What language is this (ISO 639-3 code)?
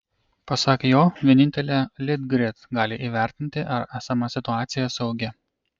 lit